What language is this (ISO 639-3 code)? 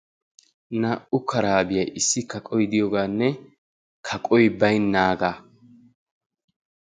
wal